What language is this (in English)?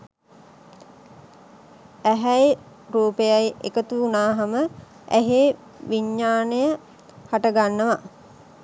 Sinhala